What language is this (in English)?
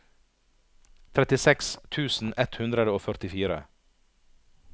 Norwegian